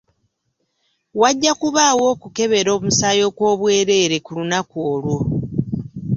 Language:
Ganda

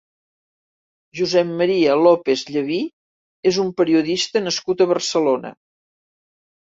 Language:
Catalan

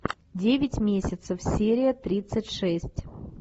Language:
Russian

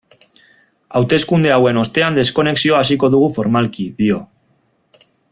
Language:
Basque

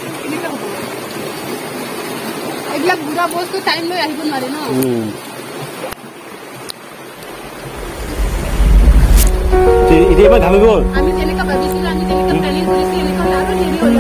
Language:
Hindi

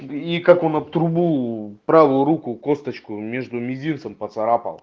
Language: Russian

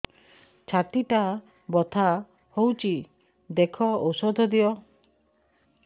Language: Odia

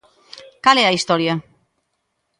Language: Galician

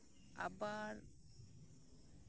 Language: Santali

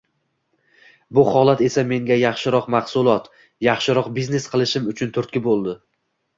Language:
Uzbek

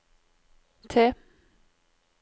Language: Norwegian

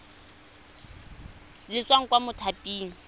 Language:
Tswana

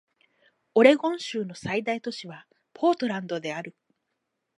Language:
Japanese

